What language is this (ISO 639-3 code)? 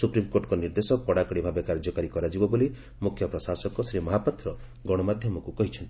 ori